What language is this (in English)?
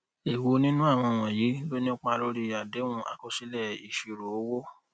Yoruba